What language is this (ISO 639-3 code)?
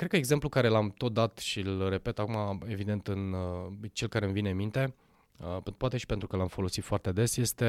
ron